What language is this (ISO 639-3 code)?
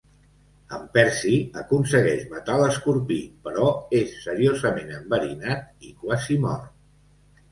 cat